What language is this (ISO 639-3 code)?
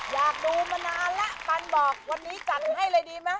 tha